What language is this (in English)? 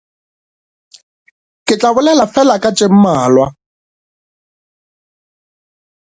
Northern Sotho